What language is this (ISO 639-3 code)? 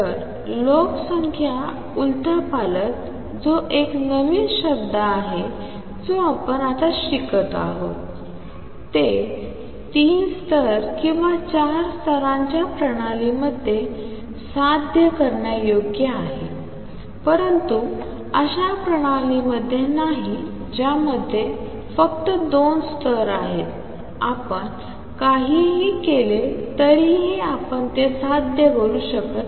mar